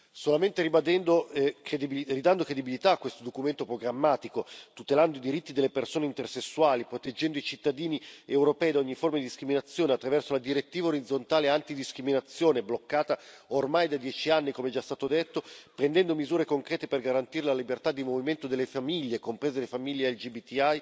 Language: Italian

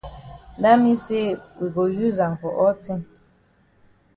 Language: Cameroon Pidgin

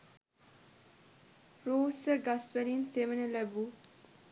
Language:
Sinhala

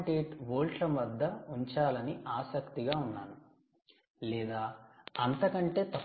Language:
Telugu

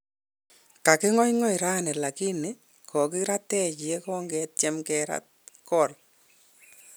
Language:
Kalenjin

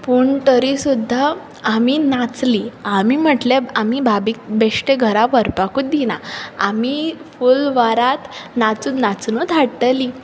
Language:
Konkani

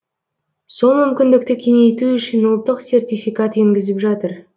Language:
Kazakh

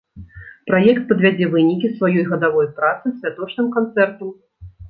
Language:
Belarusian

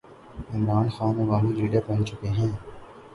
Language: Urdu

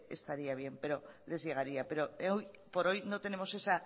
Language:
Spanish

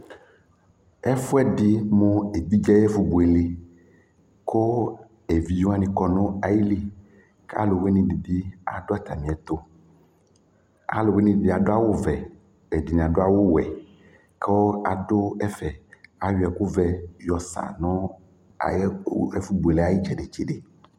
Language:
Ikposo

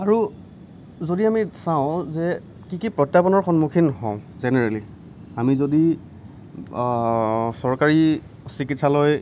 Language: Assamese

